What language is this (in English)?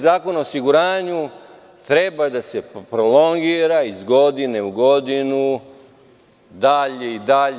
Serbian